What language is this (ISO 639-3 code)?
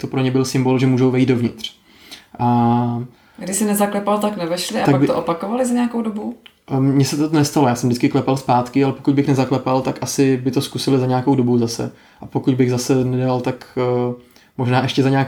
ces